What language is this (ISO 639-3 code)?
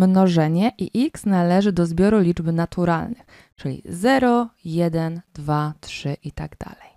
pol